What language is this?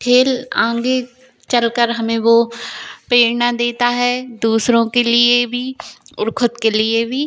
Hindi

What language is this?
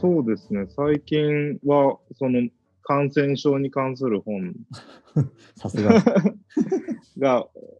Japanese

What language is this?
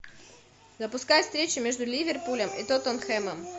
Russian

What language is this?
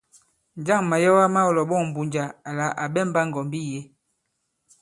Bankon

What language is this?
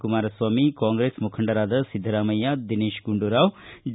Kannada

